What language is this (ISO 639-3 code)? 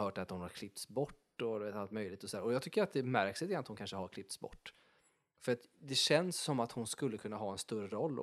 swe